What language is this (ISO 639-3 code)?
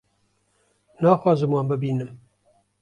kur